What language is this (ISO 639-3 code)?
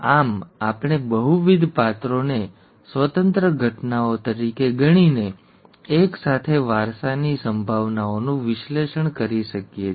guj